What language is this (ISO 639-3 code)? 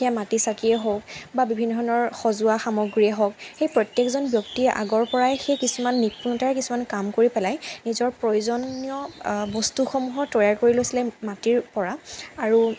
asm